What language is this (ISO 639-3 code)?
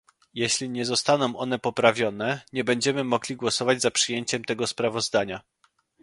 pol